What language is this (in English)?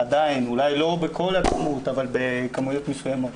Hebrew